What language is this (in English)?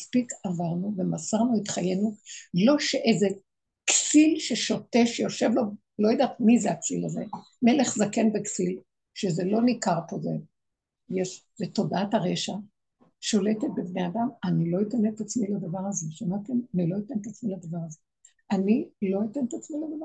Hebrew